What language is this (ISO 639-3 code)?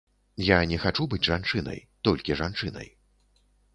bel